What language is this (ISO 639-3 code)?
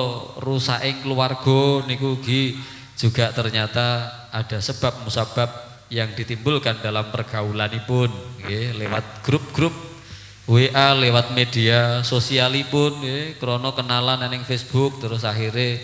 ind